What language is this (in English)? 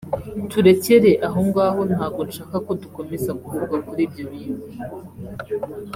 Kinyarwanda